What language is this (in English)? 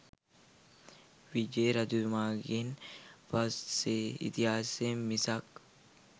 Sinhala